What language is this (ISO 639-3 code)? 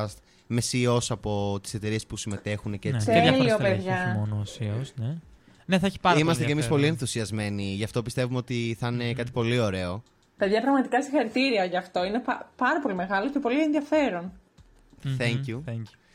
ell